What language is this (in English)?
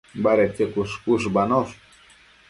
Matsés